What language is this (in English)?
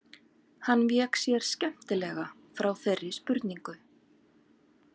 Icelandic